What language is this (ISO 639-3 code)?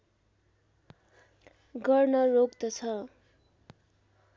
nep